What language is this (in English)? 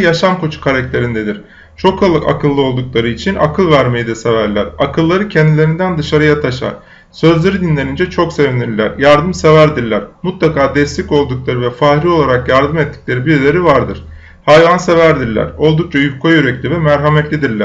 Turkish